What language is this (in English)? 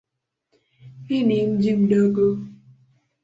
Swahili